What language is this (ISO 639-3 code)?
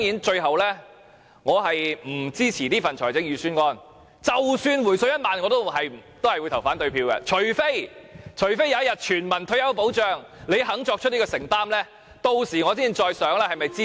yue